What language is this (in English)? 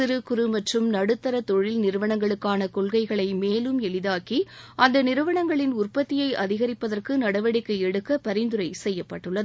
Tamil